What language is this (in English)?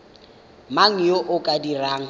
Tswana